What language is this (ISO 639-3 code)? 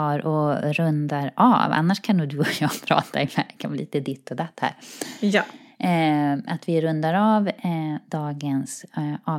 swe